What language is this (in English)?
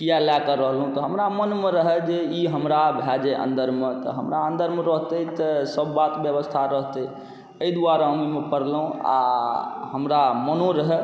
Maithili